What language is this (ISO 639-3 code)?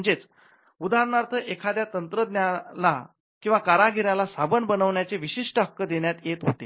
mar